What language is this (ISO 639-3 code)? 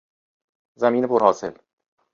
fas